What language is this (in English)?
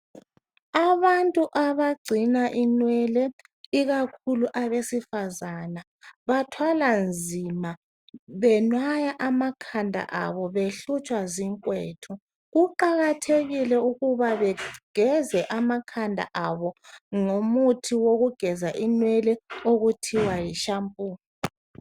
North Ndebele